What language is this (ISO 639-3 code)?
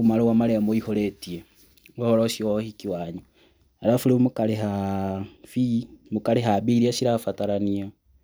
kik